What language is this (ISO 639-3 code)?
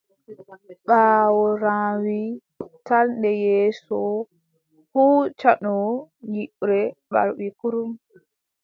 fub